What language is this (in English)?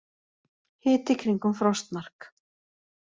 Icelandic